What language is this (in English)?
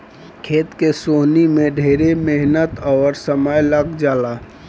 Bhojpuri